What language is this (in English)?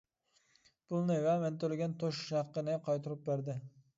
Uyghur